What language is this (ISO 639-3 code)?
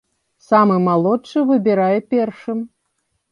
bel